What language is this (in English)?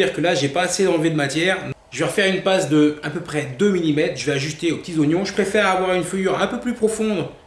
French